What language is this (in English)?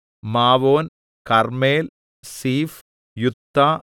Malayalam